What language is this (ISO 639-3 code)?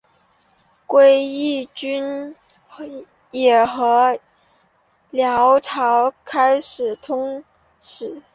zho